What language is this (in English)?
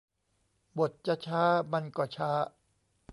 Thai